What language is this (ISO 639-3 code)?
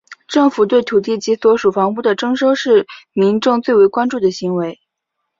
zho